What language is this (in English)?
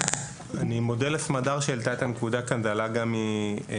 Hebrew